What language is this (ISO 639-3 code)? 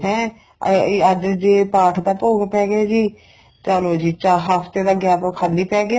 pan